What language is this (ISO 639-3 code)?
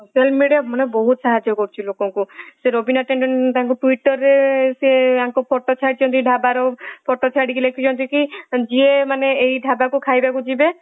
ori